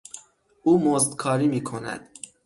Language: Persian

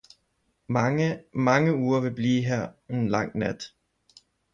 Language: Danish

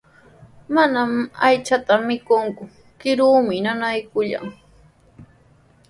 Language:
Sihuas Ancash Quechua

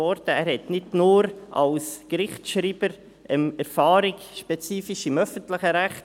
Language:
Swiss German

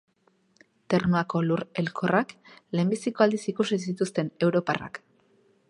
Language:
Basque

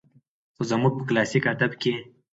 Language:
Pashto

